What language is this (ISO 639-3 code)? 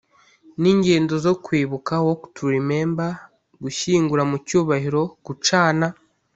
kin